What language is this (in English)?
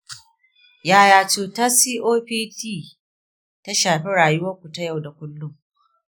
Hausa